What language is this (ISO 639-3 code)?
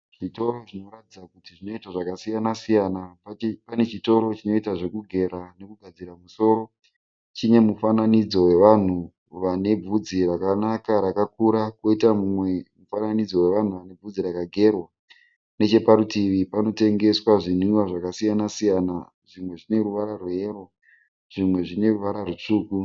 sna